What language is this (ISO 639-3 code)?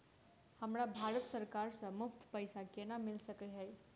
mai